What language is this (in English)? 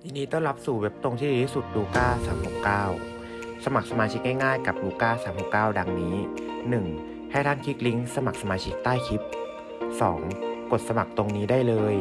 Thai